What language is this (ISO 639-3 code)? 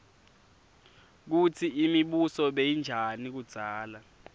ssw